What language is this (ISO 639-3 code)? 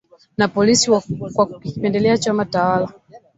swa